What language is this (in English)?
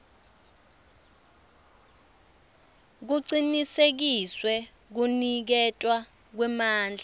Swati